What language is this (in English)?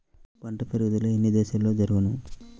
Telugu